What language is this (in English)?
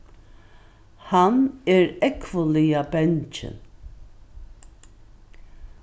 Faroese